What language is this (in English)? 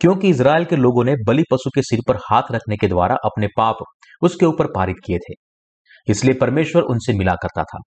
Hindi